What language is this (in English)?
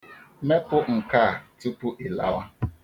Igbo